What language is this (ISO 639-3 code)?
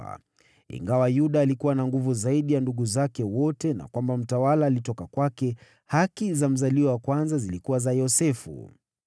swa